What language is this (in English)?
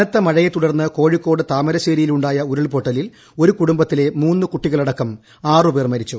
Malayalam